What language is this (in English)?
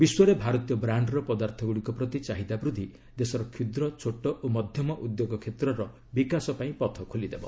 Odia